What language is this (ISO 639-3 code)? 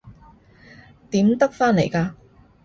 yue